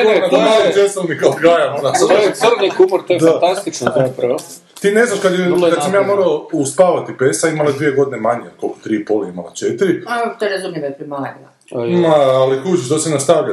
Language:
Croatian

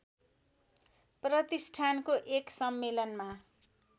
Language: Nepali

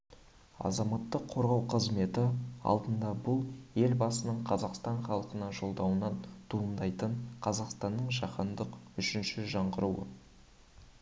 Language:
Kazakh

